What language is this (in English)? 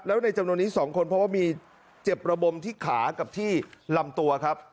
Thai